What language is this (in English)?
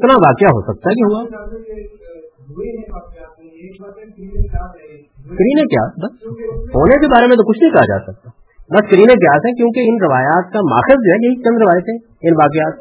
Urdu